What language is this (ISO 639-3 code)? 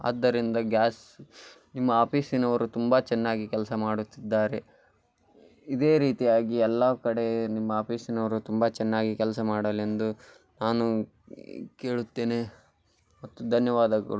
kan